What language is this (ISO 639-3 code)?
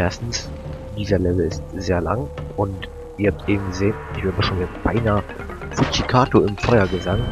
deu